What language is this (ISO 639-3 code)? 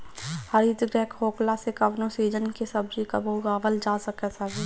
bho